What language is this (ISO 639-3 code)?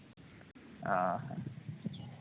sat